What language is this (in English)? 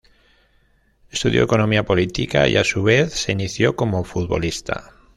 Spanish